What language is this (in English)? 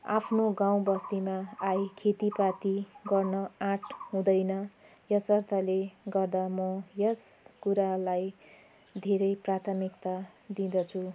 Nepali